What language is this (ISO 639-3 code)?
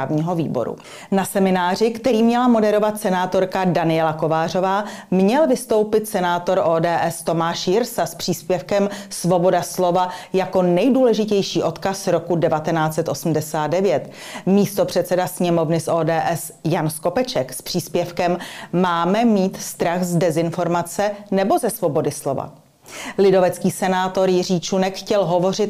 ces